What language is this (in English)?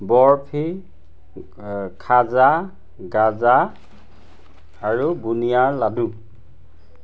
Assamese